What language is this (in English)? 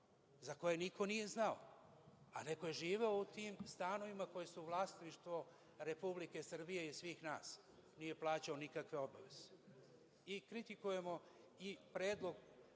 Serbian